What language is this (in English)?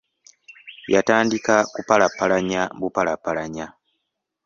Ganda